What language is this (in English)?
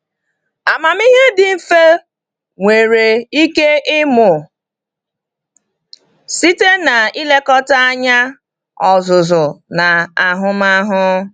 Igbo